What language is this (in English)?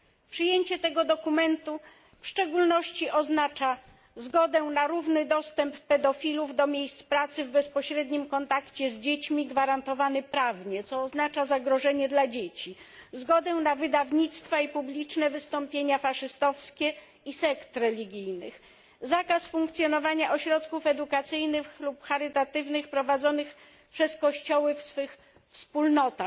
Polish